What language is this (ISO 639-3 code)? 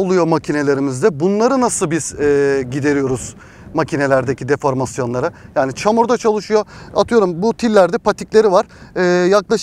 tur